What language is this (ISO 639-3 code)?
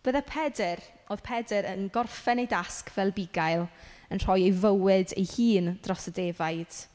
cym